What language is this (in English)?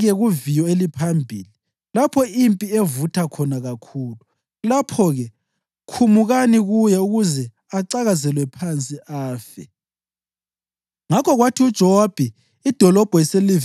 North Ndebele